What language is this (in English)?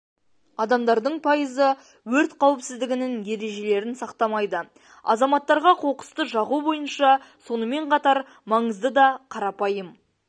Kazakh